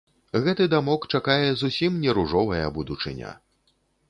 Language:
Belarusian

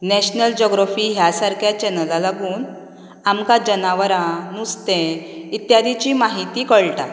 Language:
Konkani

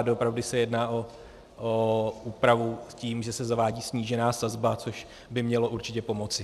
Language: Czech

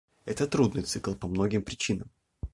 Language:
Russian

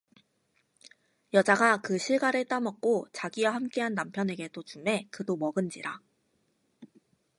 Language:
Korean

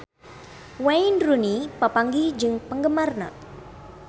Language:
Sundanese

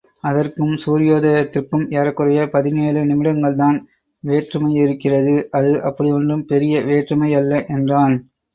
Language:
Tamil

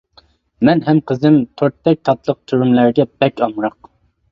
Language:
Uyghur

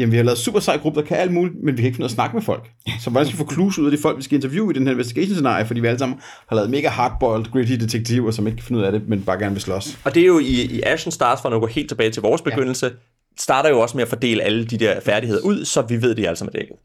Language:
Danish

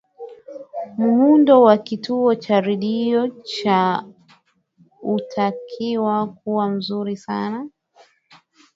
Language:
Swahili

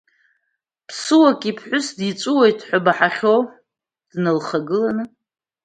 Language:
Abkhazian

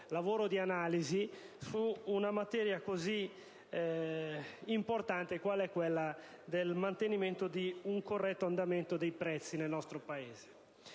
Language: Italian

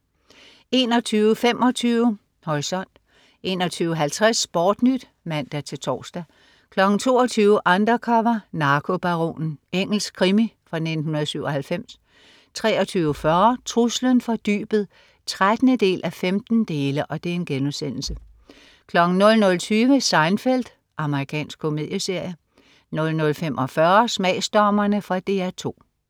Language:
Danish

